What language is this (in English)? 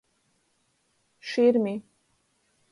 Latgalian